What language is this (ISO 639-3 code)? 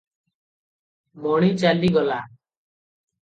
ori